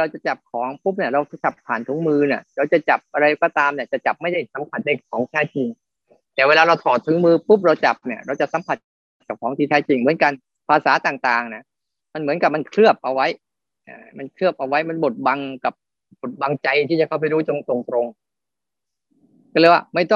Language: Thai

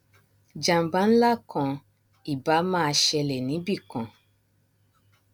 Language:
Yoruba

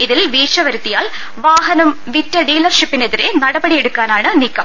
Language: Malayalam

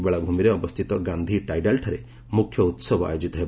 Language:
Odia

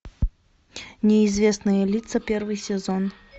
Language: Russian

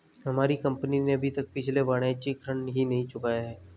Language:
Hindi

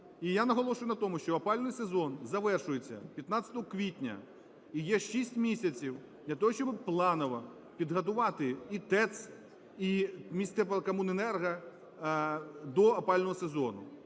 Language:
Ukrainian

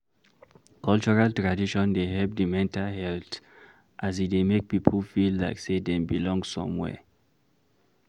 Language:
Nigerian Pidgin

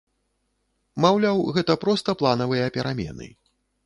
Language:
Belarusian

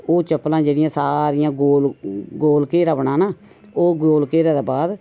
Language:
Dogri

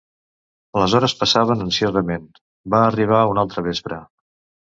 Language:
Catalan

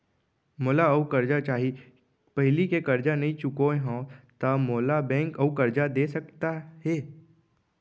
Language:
Chhattisgarhi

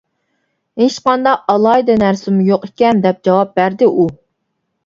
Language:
Uyghur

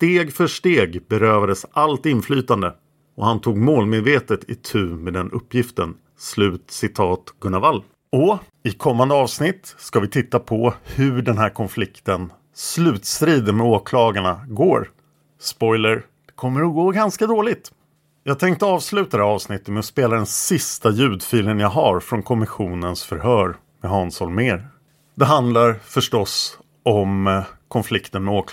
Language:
Swedish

